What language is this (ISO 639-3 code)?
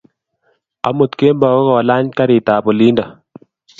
kln